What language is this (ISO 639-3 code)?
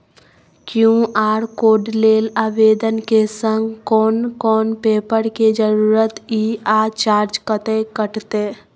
mai